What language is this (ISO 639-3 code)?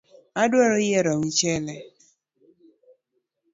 luo